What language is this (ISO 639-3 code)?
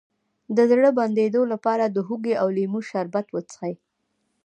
pus